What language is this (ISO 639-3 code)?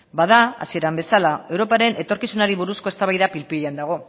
eus